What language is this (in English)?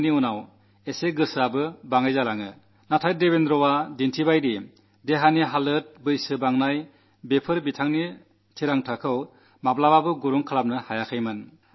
Malayalam